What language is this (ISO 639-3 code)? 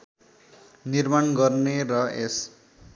nep